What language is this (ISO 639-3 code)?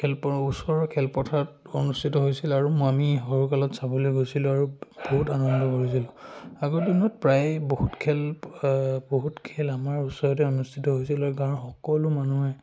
asm